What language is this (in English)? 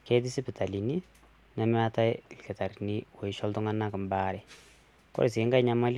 Masai